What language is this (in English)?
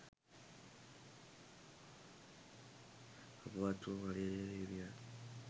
Sinhala